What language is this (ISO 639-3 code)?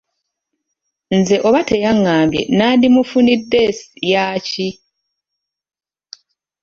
lug